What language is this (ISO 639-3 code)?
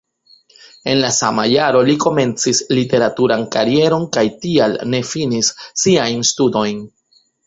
epo